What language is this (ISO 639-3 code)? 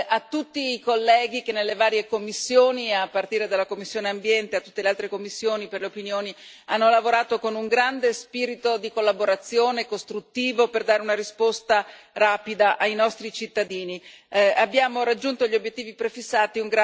ita